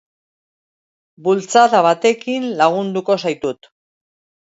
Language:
Basque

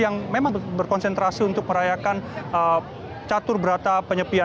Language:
Indonesian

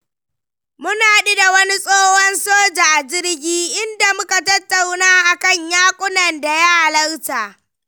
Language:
Hausa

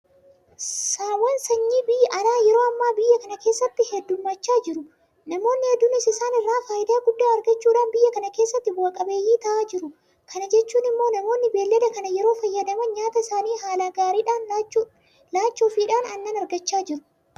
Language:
Oromo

